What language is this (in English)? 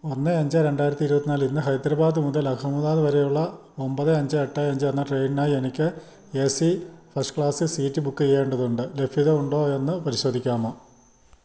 Malayalam